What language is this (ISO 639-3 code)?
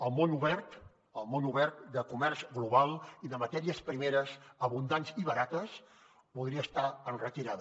cat